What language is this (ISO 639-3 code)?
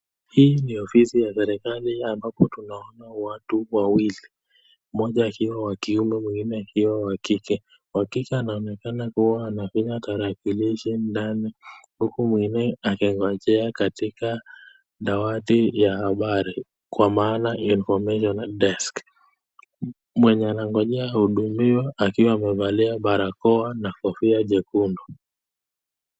swa